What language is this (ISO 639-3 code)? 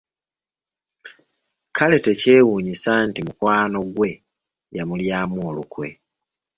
lug